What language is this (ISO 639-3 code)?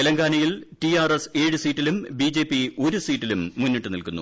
mal